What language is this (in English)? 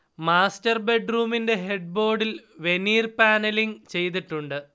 Malayalam